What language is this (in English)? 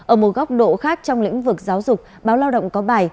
Vietnamese